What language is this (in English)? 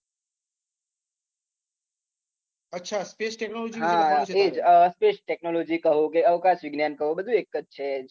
Gujarati